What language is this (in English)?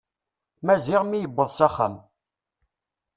Kabyle